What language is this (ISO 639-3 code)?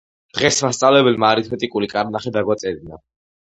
kat